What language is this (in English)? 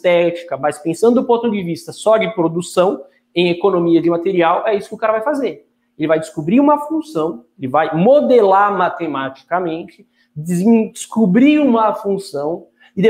Portuguese